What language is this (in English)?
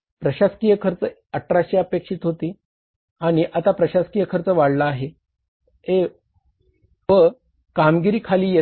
Marathi